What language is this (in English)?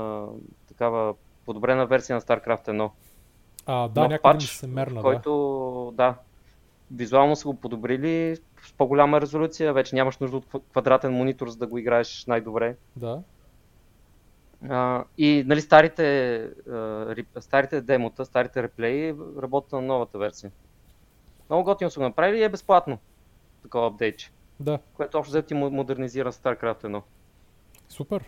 Bulgarian